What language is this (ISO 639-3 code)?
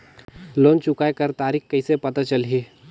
hne